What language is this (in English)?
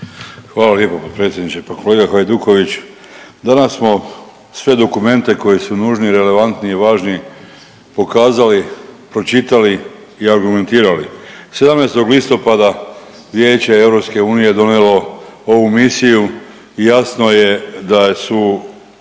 Croatian